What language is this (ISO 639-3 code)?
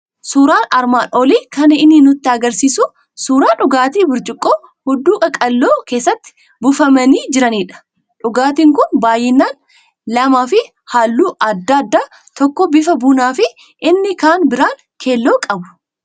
orm